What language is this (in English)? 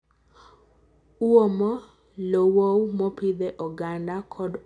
Luo (Kenya and Tanzania)